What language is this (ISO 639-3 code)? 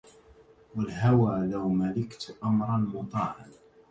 ara